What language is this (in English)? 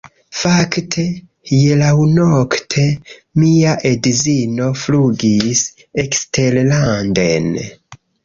Esperanto